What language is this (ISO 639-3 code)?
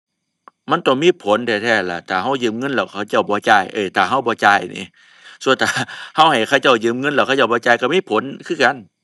tha